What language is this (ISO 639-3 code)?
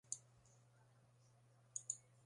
eus